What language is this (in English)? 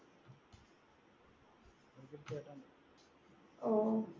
Malayalam